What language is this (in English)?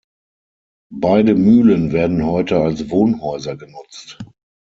German